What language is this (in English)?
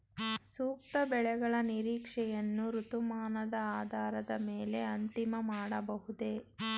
Kannada